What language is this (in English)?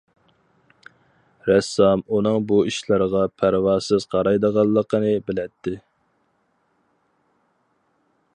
Uyghur